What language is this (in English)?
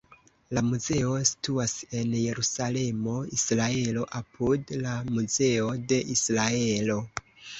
Esperanto